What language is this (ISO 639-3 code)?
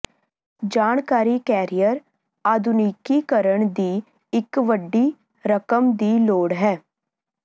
pan